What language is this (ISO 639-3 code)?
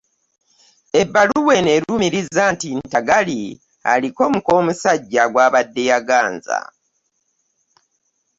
lug